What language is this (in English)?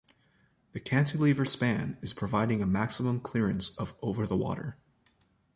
English